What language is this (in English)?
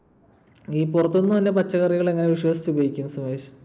Malayalam